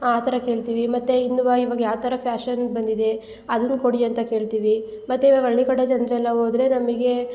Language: Kannada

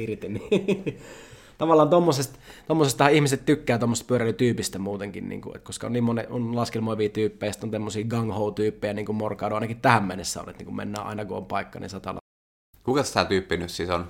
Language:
Finnish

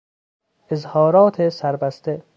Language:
Persian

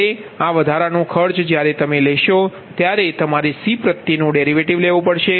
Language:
Gujarati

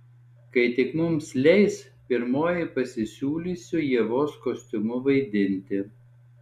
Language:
Lithuanian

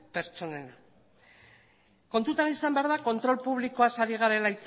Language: Basque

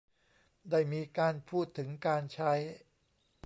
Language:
Thai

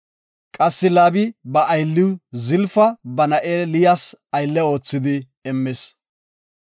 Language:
Gofa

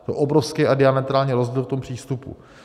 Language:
Czech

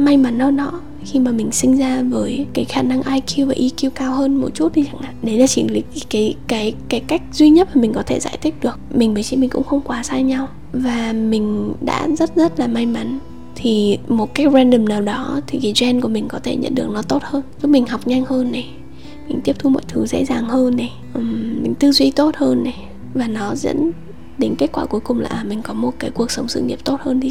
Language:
Vietnamese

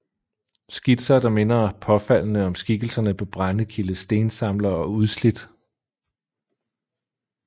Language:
Danish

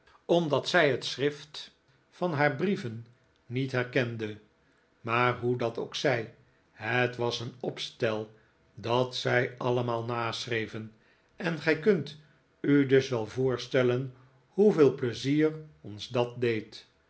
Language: Dutch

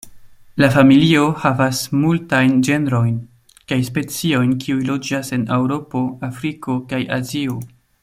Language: Esperanto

